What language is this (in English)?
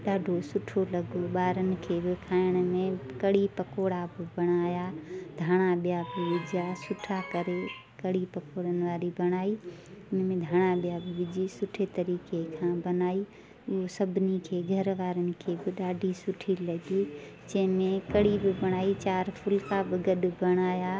Sindhi